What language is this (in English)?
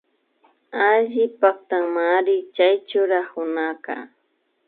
Imbabura Highland Quichua